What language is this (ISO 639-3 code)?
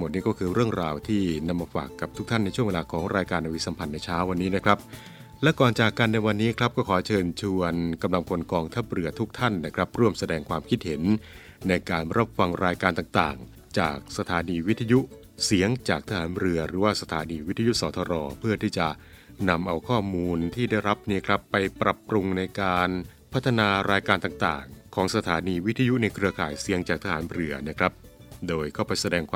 tha